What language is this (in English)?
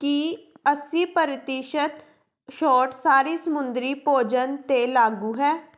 Punjabi